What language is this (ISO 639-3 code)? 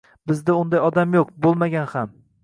uzb